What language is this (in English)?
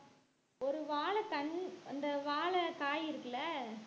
Tamil